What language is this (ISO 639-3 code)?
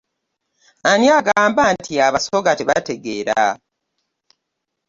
lug